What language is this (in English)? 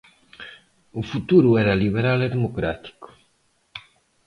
Galician